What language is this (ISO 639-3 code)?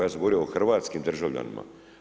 hrv